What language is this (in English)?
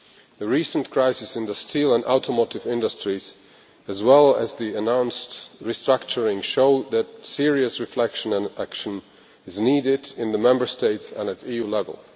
English